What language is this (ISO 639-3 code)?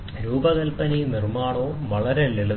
mal